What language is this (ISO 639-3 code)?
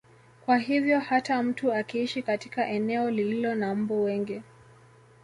swa